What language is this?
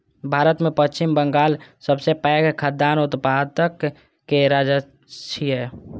Maithili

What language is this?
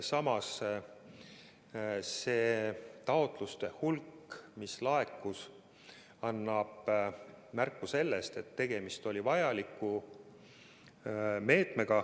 Estonian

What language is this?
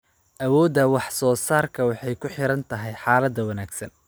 Somali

